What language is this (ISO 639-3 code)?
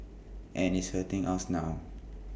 eng